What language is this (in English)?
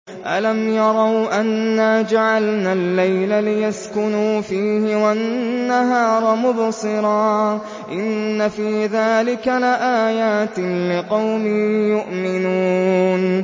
Arabic